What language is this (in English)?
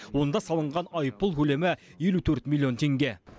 Kazakh